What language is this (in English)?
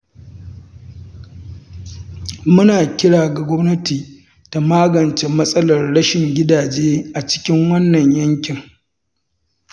Hausa